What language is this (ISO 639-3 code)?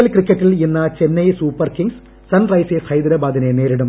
mal